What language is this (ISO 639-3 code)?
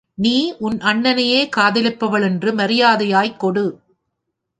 tam